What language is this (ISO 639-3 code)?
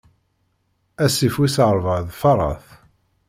kab